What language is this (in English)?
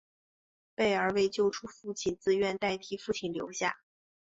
Chinese